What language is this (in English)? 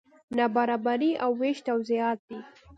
Pashto